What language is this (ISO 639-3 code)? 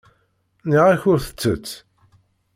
kab